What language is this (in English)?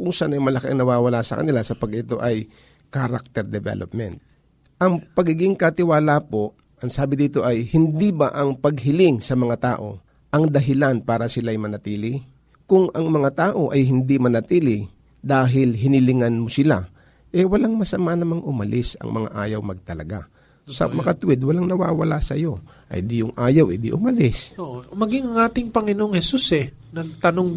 Filipino